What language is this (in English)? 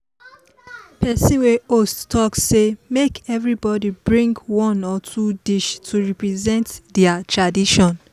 Nigerian Pidgin